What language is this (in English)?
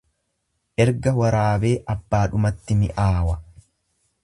Oromo